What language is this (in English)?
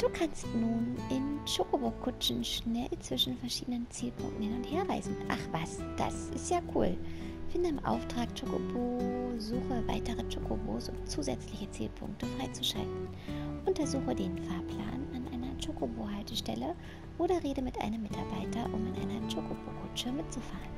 German